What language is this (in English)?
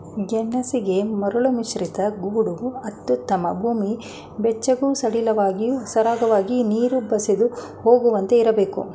Kannada